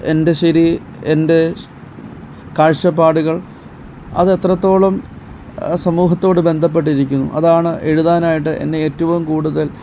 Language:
Malayalam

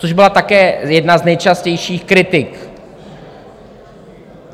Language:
Czech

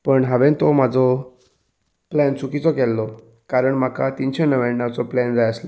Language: Konkani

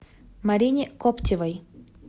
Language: Russian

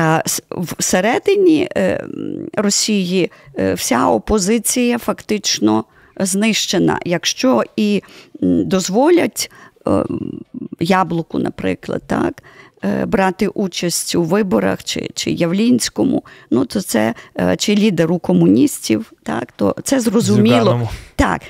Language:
Ukrainian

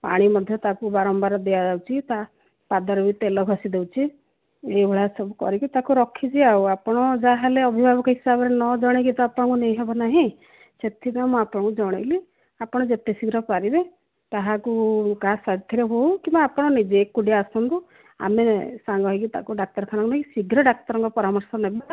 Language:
Odia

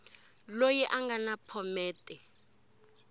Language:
Tsonga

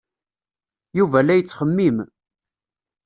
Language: Kabyle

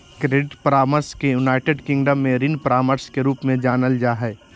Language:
Magahi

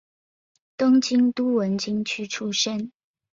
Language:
Chinese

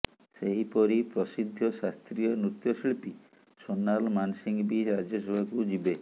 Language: Odia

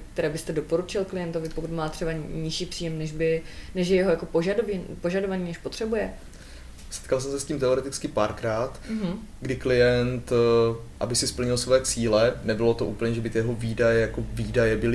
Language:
Czech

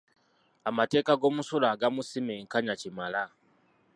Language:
Ganda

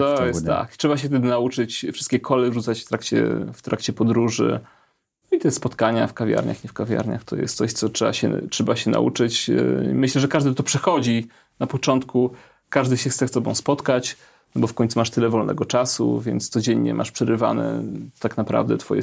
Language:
Polish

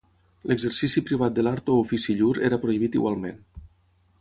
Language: Catalan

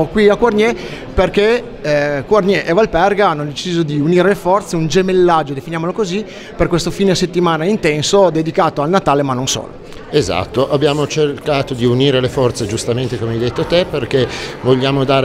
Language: Italian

